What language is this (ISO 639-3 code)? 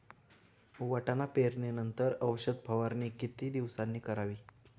mar